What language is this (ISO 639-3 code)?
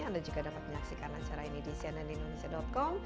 ind